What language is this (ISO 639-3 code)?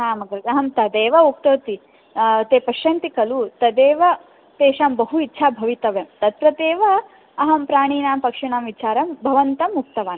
san